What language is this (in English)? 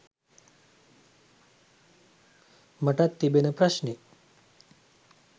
Sinhala